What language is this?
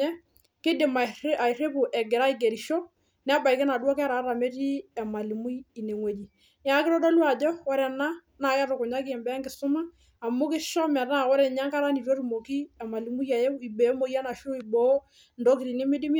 Masai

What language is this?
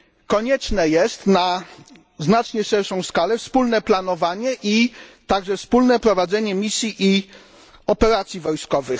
Polish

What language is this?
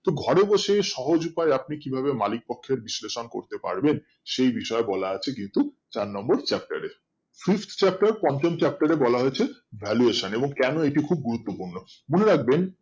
Bangla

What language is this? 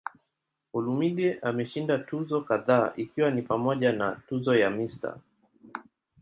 Swahili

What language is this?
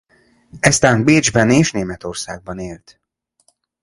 Hungarian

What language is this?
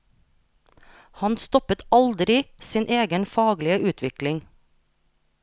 Norwegian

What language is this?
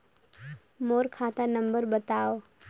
Chhattisgarhi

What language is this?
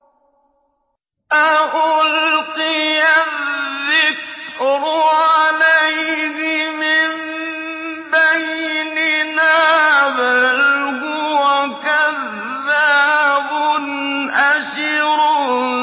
Arabic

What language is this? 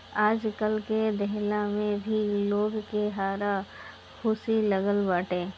Bhojpuri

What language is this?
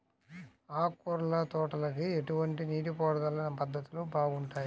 Telugu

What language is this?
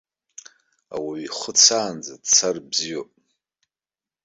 Abkhazian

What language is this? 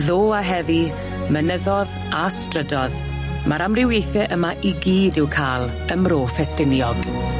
Welsh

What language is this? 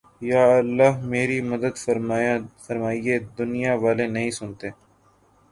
Urdu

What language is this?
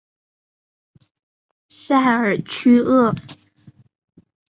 Chinese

